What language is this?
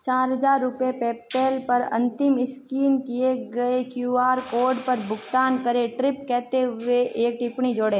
Hindi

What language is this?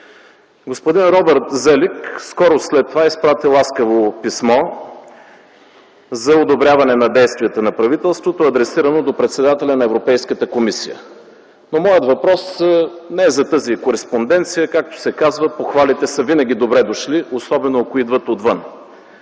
Bulgarian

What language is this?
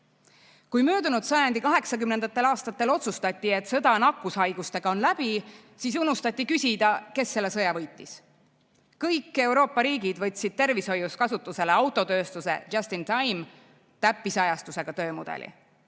Estonian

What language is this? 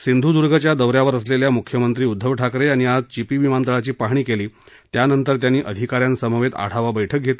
Marathi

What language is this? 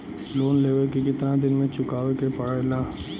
Bhojpuri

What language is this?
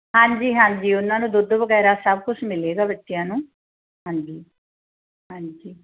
Punjabi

